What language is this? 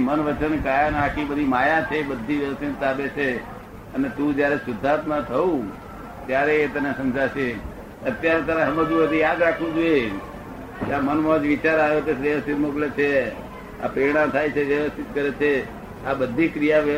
Gujarati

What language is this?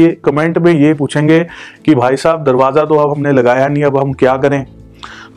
Hindi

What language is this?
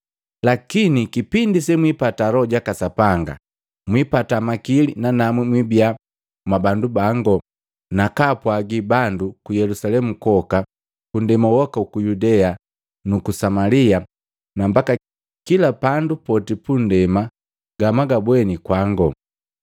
Matengo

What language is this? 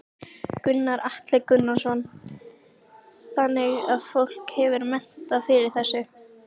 Icelandic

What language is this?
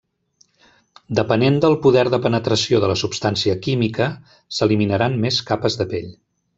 Catalan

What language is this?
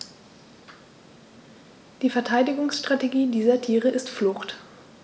German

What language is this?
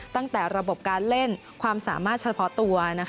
Thai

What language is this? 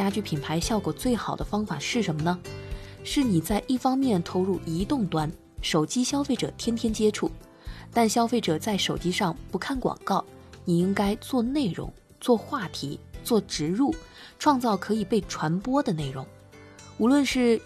Chinese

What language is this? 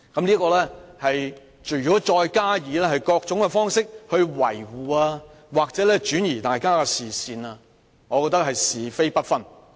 Cantonese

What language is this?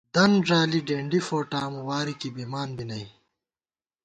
Gawar-Bati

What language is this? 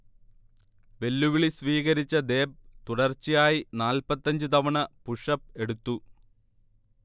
Malayalam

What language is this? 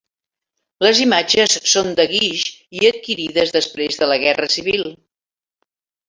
Catalan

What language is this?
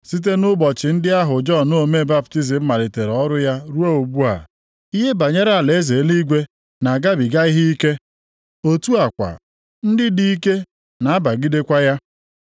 Igbo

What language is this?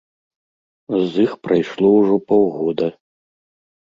Belarusian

